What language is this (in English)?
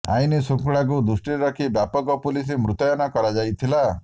Odia